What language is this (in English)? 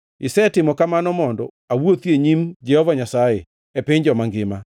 Luo (Kenya and Tanzania)